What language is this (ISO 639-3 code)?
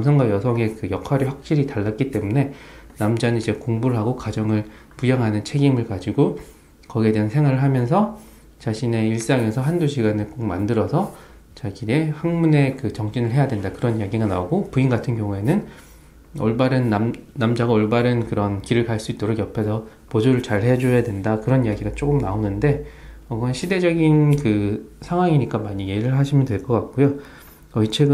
kor